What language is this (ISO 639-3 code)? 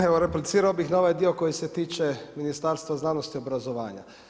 hrv